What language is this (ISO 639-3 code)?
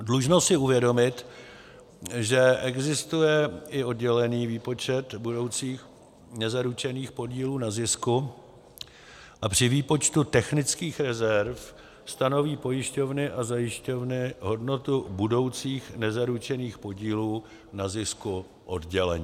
ces